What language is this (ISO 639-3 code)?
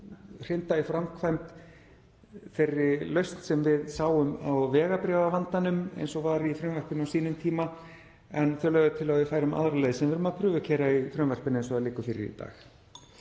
isl